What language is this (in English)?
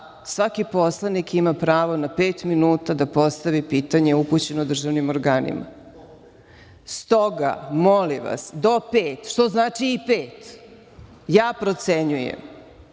Serbian